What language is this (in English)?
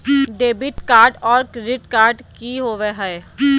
Magahi